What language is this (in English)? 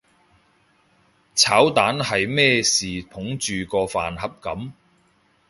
Cantonese